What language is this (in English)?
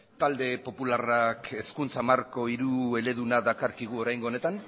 Basque